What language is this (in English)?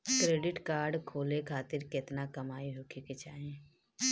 Bhojpuri